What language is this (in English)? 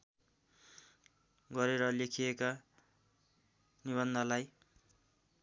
Nepali